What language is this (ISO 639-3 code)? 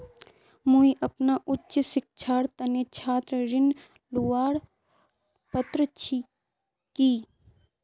mag